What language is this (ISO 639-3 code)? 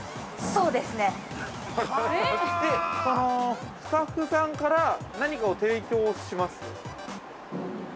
jpn